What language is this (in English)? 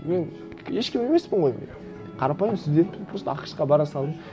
Kazakh